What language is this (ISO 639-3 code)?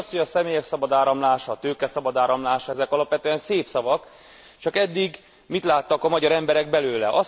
hun